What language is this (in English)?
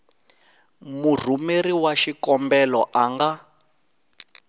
Tsonga